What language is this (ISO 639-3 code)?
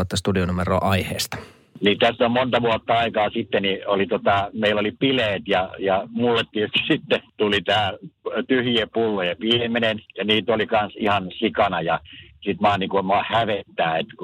fin